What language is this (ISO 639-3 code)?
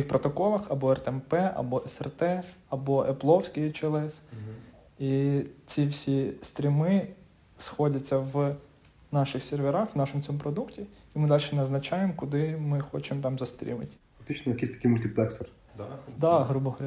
ukr